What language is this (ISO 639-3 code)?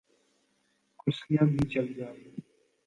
urd